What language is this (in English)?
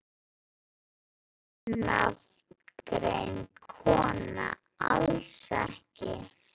Icelandic